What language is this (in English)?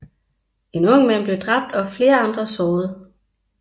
Danish